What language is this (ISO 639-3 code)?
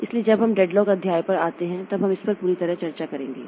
hin